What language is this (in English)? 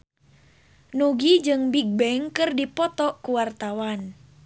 Sundanese